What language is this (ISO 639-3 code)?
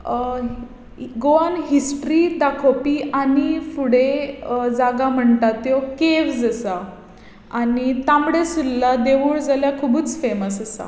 kok